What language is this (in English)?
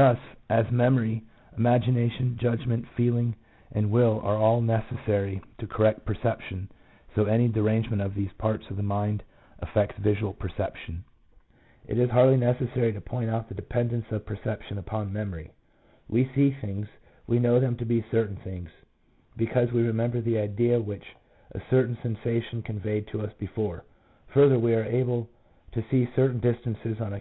English